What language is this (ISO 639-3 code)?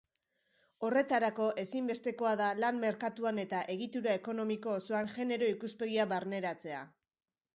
eus